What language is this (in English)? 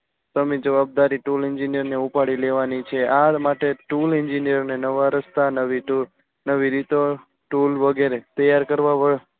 Gujarati